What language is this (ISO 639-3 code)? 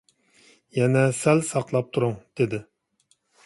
uig